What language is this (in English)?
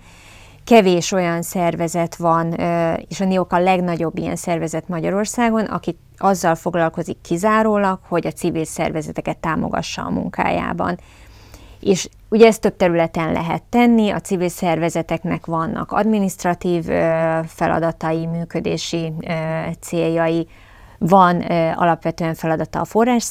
Hungarian